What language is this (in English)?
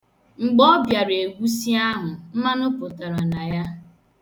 Igbo